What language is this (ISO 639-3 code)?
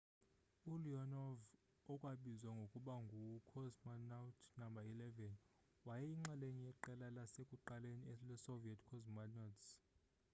xho